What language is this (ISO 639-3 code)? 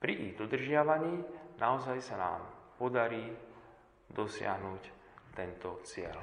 slk